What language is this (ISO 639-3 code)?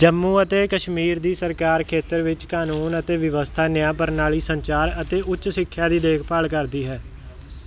pan